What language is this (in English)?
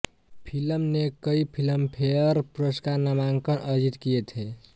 Hindi